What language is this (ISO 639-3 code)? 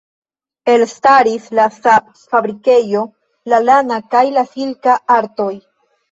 epo